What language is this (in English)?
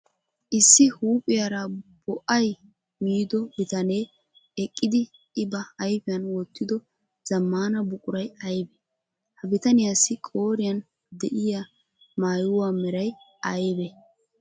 Wolaytta